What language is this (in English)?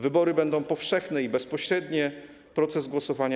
Polish